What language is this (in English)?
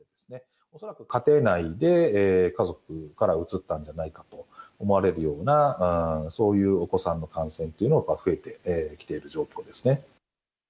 Japanese